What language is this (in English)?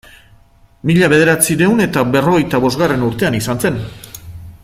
Basque